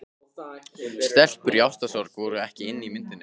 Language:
Icelandic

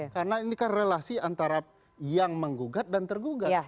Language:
Indonesian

